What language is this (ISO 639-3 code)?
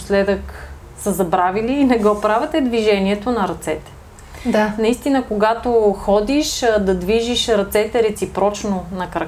bul